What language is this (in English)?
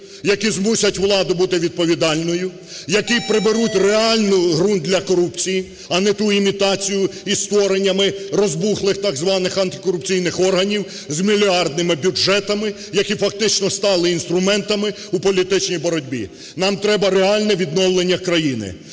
Ukrainian